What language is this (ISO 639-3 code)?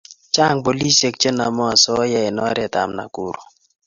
kln